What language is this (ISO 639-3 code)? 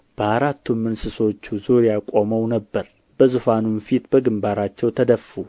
amh